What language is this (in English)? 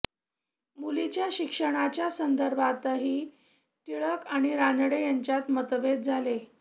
Marathi